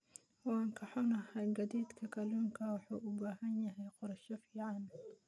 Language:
Somali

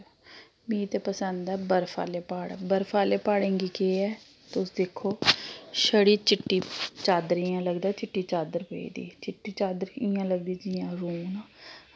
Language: Dogri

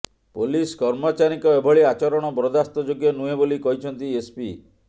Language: Odia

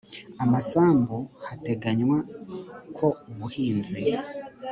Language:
Kinyarwanda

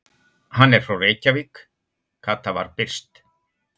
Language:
Icelandic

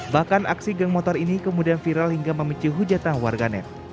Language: Indonesian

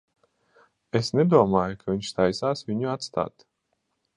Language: Latvian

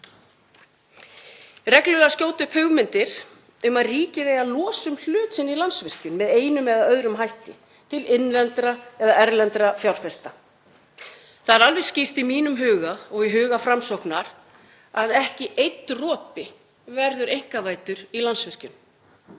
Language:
Icelandic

